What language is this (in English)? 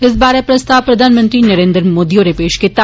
Dogri